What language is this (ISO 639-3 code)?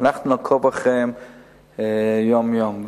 heb